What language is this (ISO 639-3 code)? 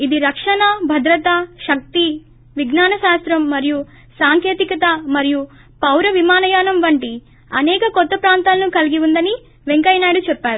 tel